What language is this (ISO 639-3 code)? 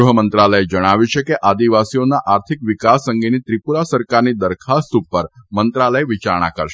guj